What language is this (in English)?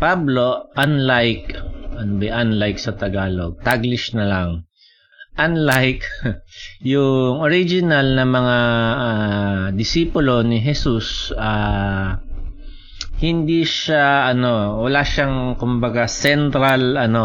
Filipino